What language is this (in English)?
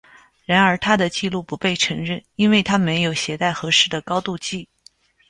Chinese